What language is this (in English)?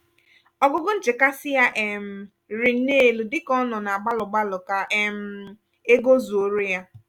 Igbo